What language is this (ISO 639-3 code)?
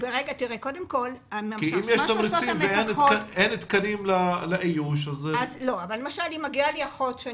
heb